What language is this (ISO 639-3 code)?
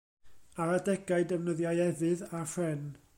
cym